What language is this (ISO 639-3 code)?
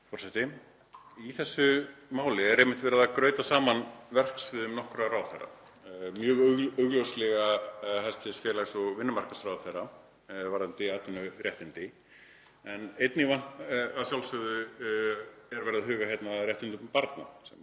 isl